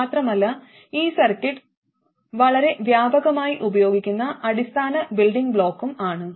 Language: Malayalam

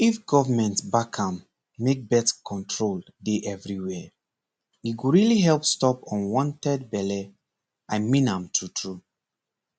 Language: Nigerian Pidgin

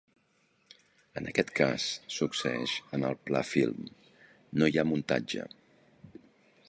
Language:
Catalan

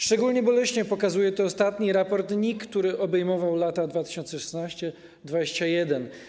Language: Polish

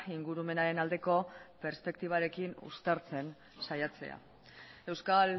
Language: Basque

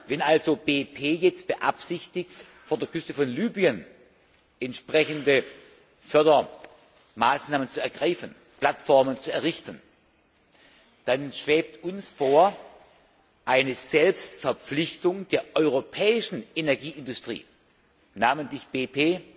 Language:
German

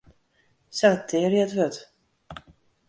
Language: Western Frisian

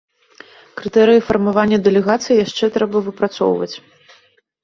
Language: Belarusian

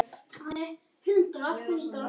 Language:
Icelandic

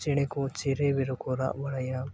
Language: Santali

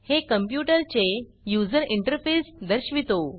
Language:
Marathi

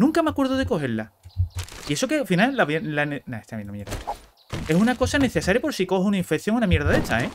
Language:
Spanish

